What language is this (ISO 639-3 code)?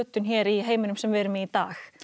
isl